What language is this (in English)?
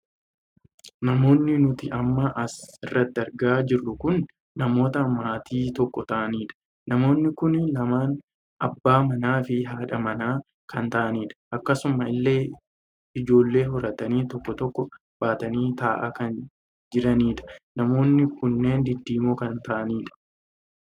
Oromo